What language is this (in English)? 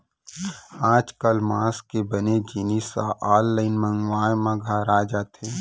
Chhattisgarhi